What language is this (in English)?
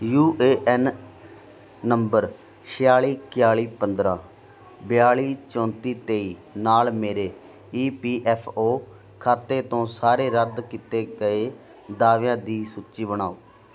Punjabi